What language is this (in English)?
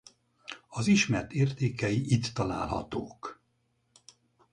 Hungarian